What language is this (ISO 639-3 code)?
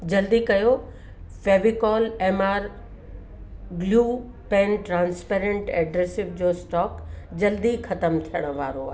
snd